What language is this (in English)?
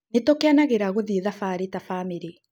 Kikuyu